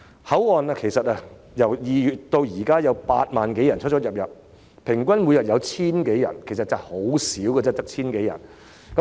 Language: Cantonese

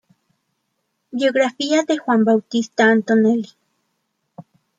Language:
Spanish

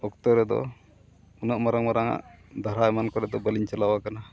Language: Santali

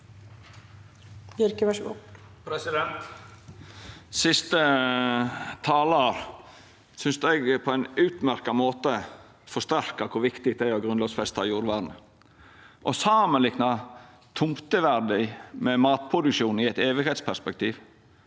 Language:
Norwegian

